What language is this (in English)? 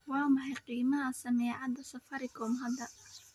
Somali